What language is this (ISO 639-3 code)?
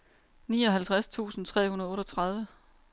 dan